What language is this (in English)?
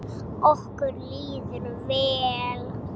Icelandic